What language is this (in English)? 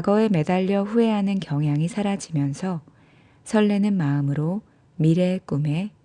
Korean